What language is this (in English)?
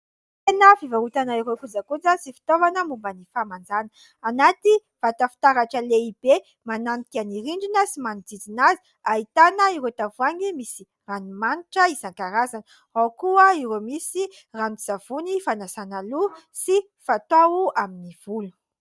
Malagasy